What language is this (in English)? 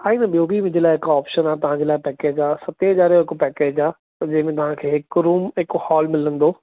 Sindhi